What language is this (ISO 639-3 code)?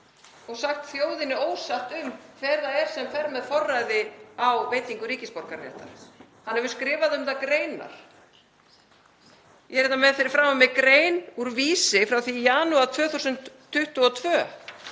isl